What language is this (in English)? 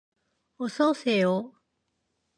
Korean